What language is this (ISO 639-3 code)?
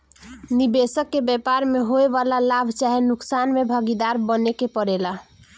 bho